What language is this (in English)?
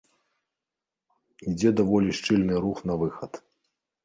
Belarusian